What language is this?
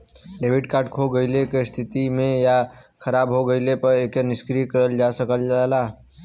Bhojpuri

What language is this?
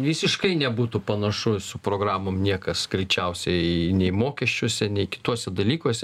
Lithuanian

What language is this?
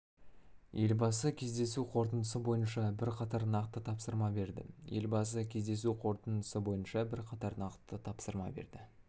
Kazakh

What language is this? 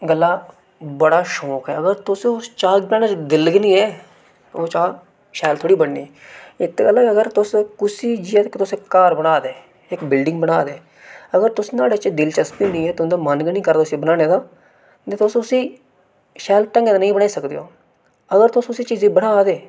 Dogri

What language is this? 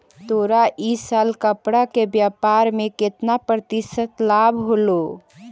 Magahi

